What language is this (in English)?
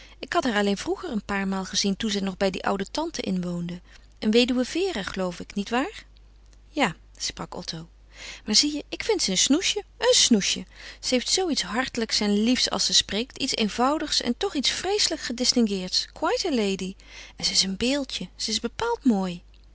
Dutch